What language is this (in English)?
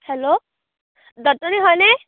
Assamese